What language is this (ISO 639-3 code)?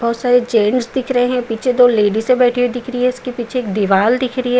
hin